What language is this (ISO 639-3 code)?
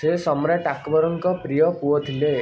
ori